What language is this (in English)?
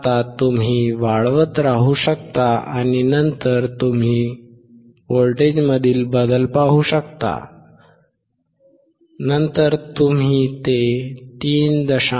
Marathi